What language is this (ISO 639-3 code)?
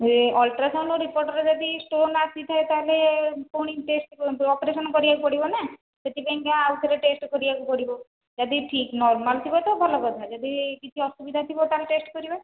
ori